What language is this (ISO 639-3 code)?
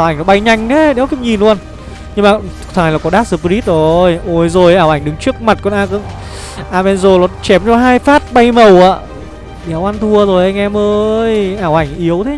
vie